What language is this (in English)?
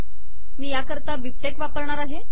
Marathi